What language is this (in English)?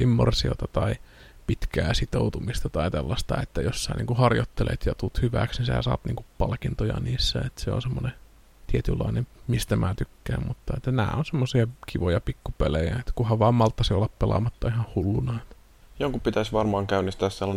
Finnish